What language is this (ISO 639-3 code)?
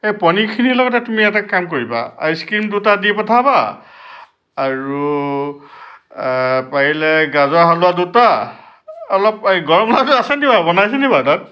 asm